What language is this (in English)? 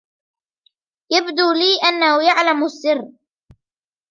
Arabic